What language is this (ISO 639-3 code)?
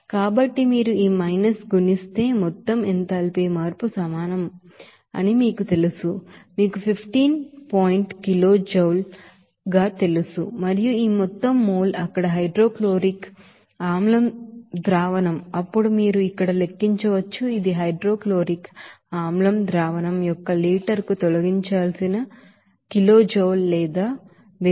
tel